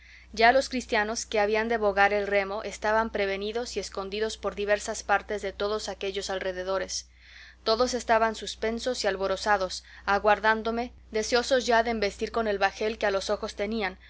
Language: Spanish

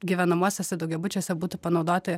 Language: Lithuanian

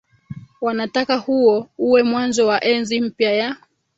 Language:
Swahili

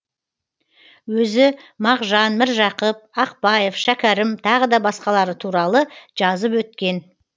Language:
Kazakh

